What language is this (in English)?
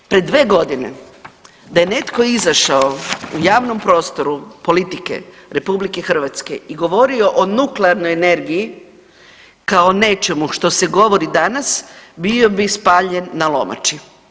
Croatian